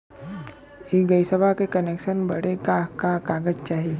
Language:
Bhojpuri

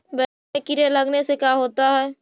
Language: Magahi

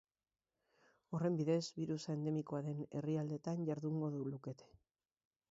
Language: Basque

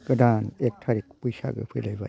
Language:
Bodo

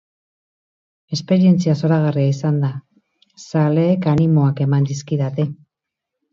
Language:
Basque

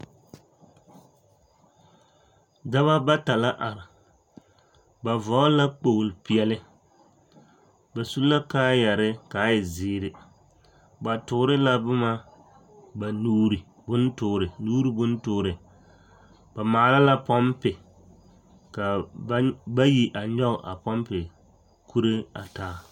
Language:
Southern Dagaare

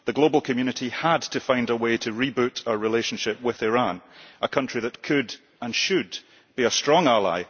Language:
English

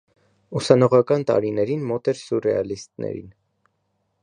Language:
Armenian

